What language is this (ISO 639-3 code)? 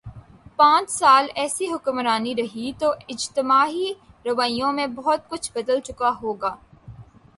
urd